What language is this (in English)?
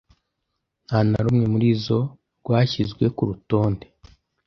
Kinyarwanda